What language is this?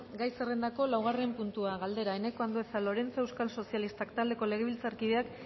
Basque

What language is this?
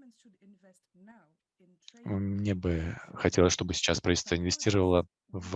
Russian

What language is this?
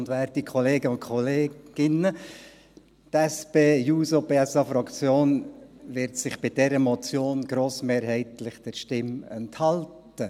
Swiss German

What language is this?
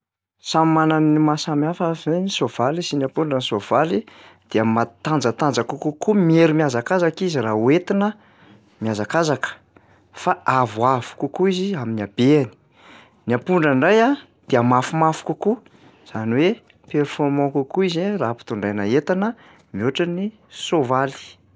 Malagasy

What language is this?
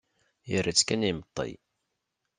Kabyle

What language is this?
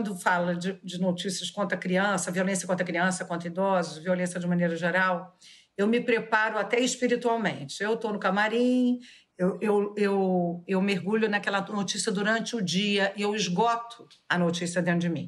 Portuguese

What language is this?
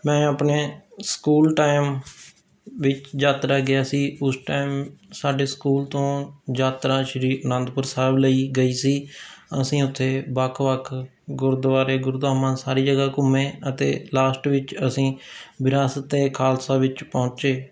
Punjabi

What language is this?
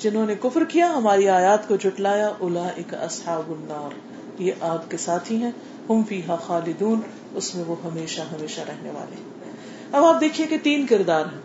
Urdu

